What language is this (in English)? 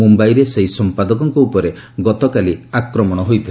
Odia